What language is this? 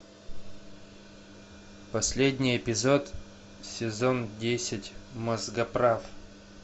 Russian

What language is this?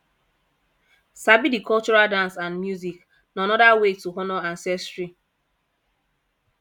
Nigerian Pidgin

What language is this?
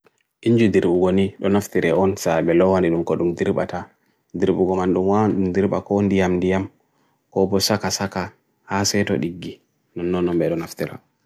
Bagirmi Fulfulde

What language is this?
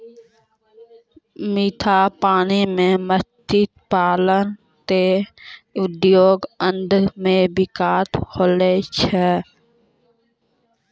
Maithili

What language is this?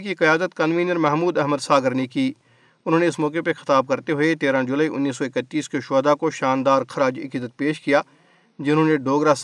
Urdu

